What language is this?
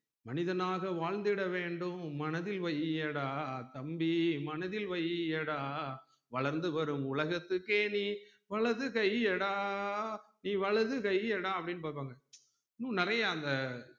Tamil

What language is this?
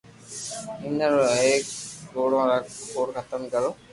Loarki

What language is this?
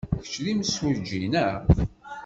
Kabyle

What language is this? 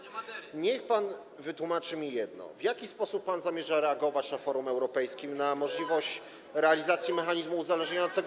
Polish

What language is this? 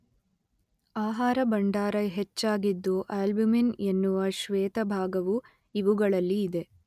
Kannada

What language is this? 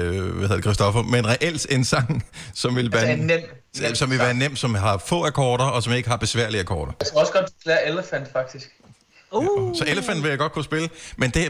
Danish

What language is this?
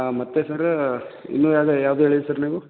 Kannada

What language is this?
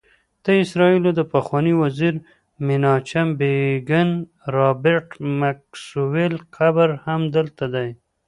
Pashto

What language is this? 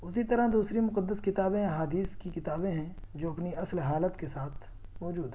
Urdu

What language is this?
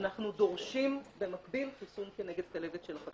Hebrew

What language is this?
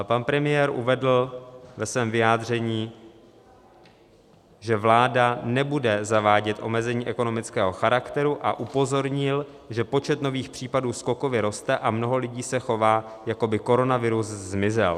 Czech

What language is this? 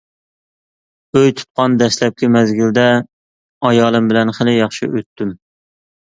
Uyghur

